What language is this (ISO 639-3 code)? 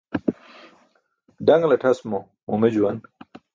bsk